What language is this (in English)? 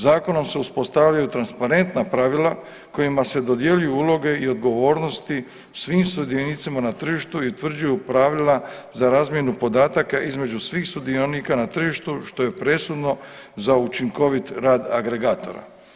Croatian